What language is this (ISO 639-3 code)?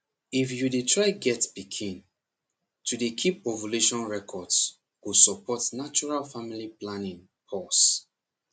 pcm